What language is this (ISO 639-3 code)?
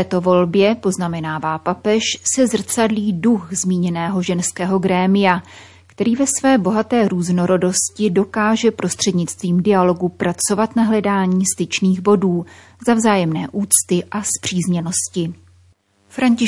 ces